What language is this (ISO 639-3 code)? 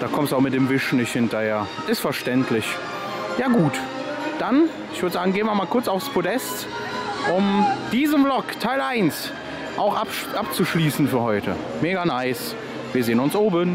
deu